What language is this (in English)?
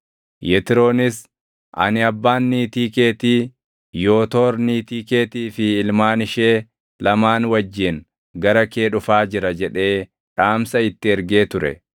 Oromo